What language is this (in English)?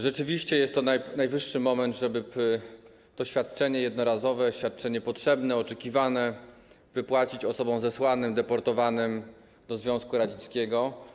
Polish